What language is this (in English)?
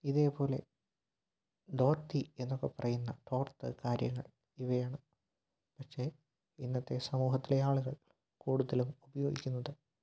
Malayalam